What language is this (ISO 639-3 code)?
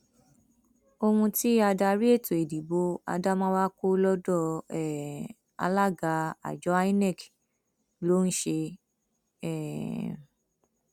yor